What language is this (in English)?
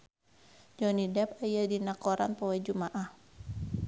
Sundanese